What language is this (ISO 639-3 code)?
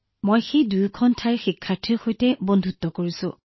asm